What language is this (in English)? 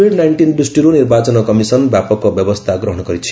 Odia